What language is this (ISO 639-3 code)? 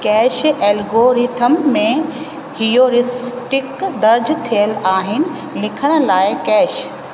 snd